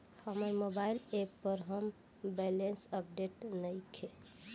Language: Bhojpuri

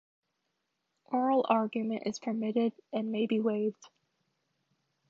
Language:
English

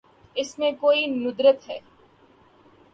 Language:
Urdu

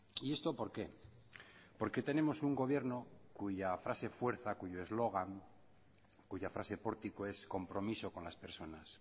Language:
Spanish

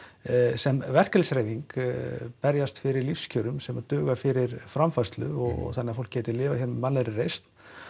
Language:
Icelandic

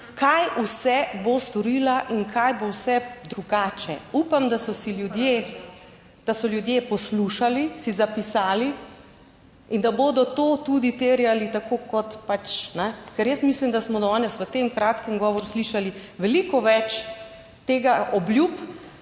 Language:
Slovenian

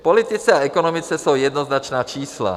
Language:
Czech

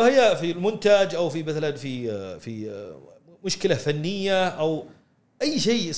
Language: Arabic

